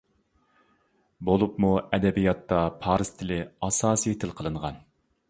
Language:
Uyghur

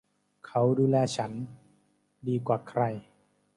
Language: Thai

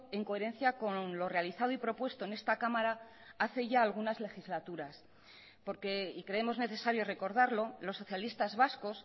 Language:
Spanish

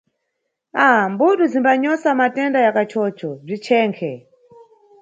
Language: Nyungwe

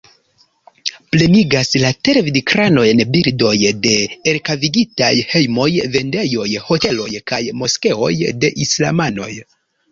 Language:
Esperanto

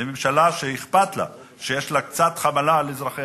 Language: Hebrew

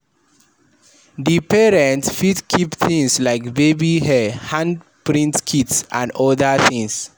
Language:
Nigerian Pidgin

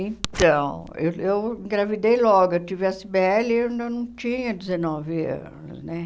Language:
Portuguese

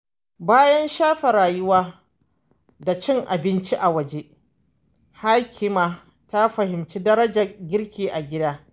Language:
Hausa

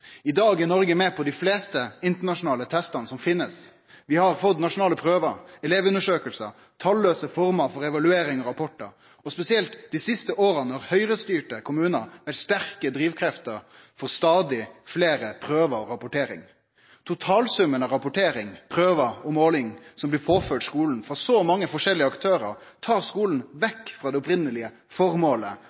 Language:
Norwegian Nynorsk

